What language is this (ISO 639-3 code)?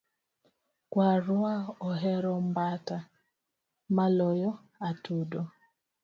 luo